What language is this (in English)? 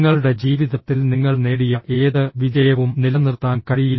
Malayalam